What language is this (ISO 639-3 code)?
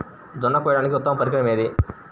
tel